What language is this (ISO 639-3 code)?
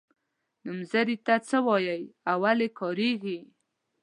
pus